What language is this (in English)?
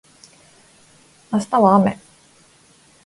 Japanese